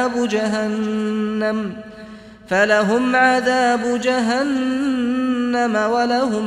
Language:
Arabic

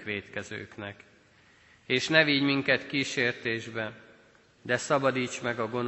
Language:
Hungarian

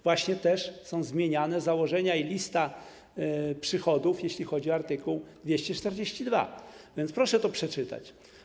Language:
Polish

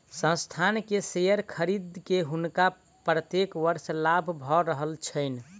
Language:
Maithili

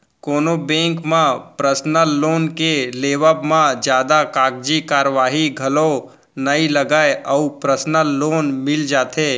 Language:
Chhattisgarhi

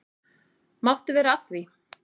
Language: Icelandic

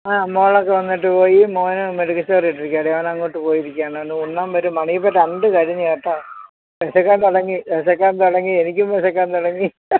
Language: Malayalam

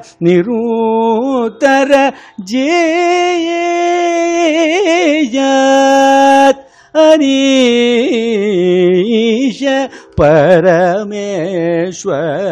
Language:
Kannada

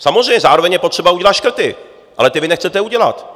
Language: Czech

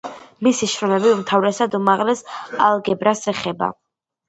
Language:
Georgian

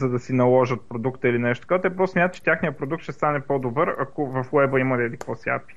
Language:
Bulgarian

